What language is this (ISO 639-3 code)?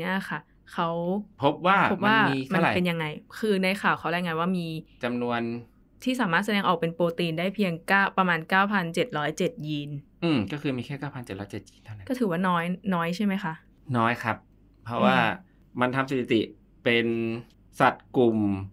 tha